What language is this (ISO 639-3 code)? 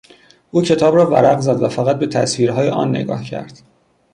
fas